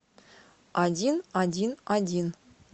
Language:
Russian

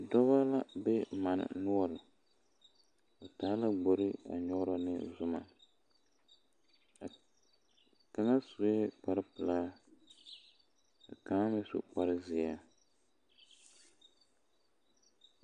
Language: Southern Dagaare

